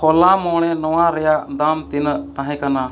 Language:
Santali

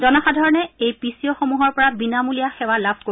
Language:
Assamese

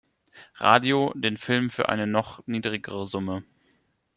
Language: German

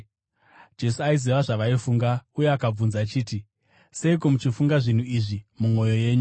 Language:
Shona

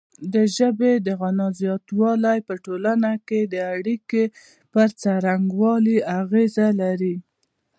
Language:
Pashto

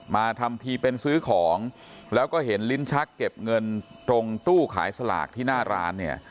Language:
Thai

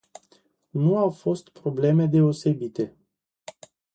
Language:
Romanian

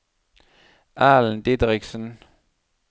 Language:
Norwegian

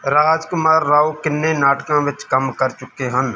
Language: Punjabi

